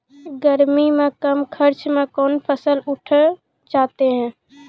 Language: Maithili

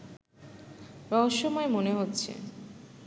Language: Bangla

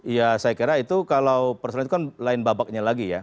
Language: Indonesian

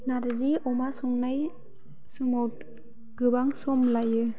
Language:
Bodo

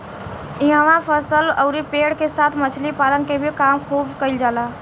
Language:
Bhojpuri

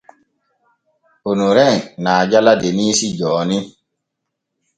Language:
Borgu Fulfulde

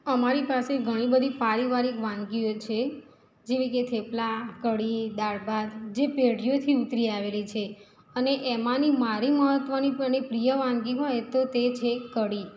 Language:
Gujarati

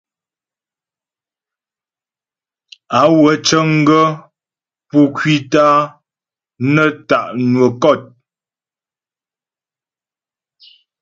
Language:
Ghomala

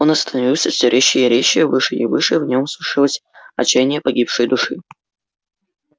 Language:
Russian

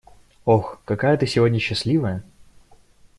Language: Russian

